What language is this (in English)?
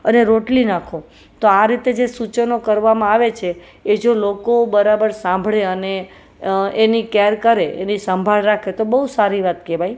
Gujarati